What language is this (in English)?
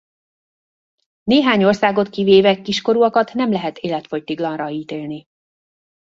Hungarian